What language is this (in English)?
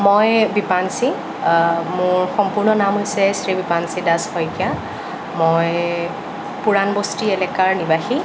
Assamese